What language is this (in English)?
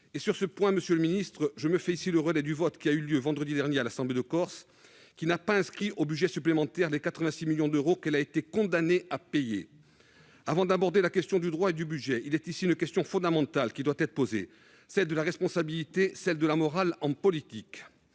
French